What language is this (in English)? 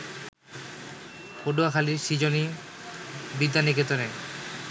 Bangla